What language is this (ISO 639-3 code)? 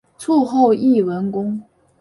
zho